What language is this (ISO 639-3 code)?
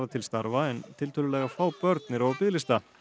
isl